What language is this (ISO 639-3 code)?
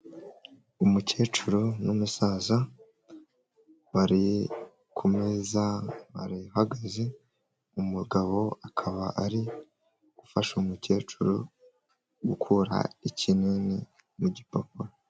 kin